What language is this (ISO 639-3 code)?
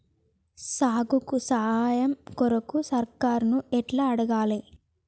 tel